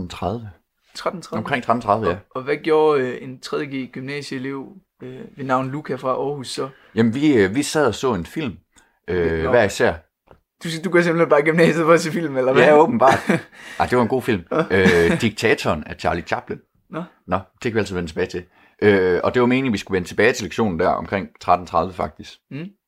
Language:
Danish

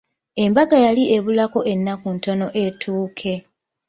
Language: Ganda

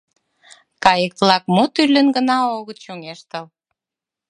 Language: Mari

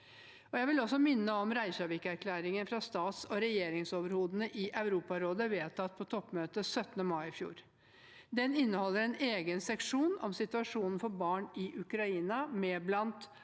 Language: Norwegian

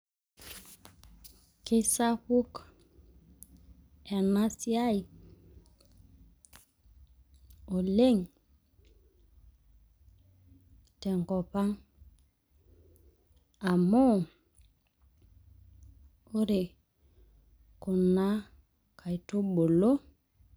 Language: Masai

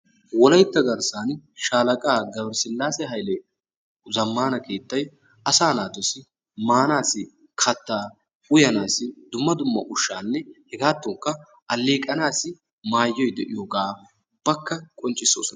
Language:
Wolaytta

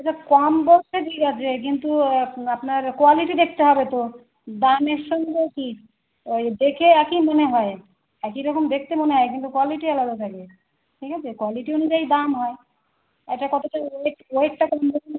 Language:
Bangla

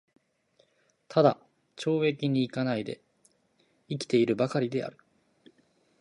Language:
Japanese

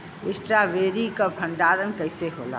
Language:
Bhojpuri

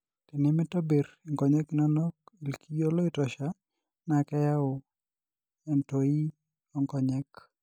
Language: Masai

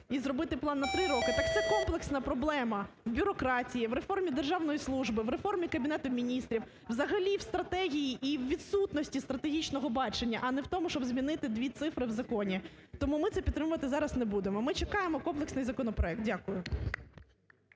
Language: Ukrainian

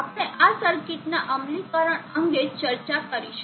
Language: Gujarati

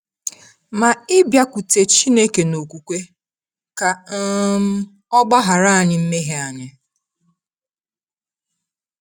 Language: Igbo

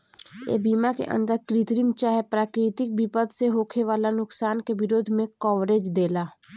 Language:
Bhojpuri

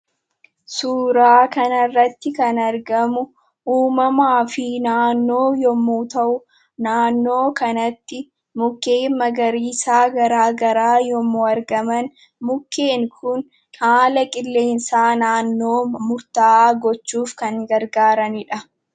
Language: Oromo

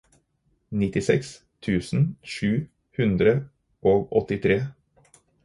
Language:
Norwegian Bokmål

